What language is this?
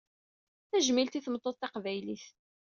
Kabyle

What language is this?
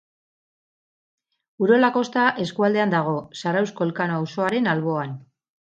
Basque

